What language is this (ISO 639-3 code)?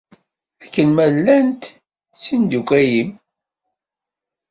kab